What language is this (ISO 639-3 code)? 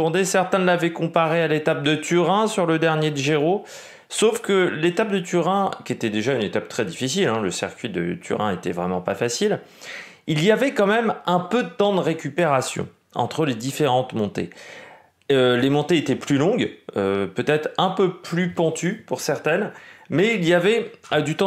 fra